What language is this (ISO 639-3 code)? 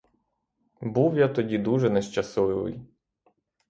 ukr